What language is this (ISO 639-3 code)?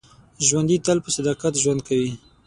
pus